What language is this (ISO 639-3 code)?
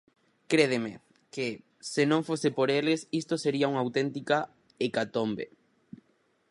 glg